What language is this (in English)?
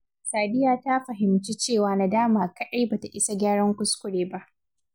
Hausa